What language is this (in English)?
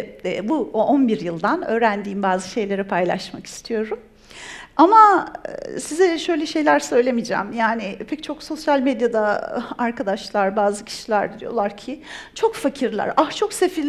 Turkish